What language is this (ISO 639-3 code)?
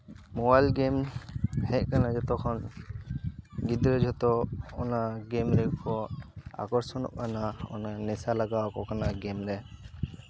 sat